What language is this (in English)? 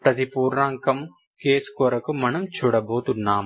Telugu